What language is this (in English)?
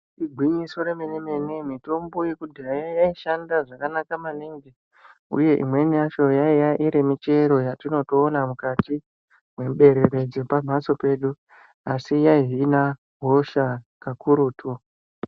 Ndau